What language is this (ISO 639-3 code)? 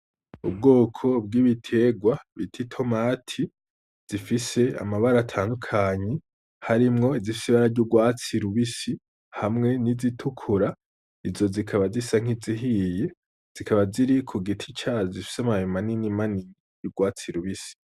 run